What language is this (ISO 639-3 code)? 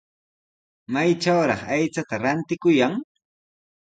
qws